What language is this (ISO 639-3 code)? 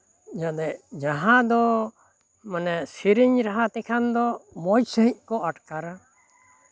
sat